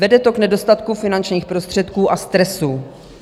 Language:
Czech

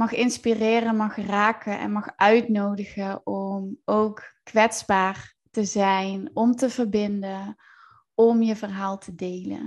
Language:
Dutch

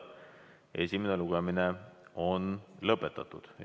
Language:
Estonian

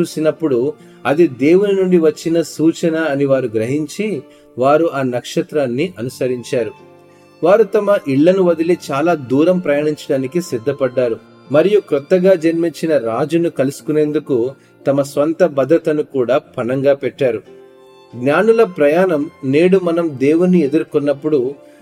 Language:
Telugu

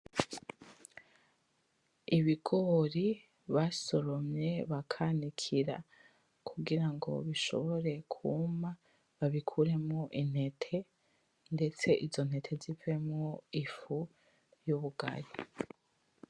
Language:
Rundi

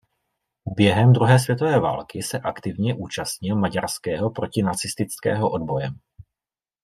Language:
Czech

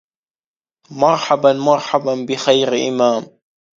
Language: Arabic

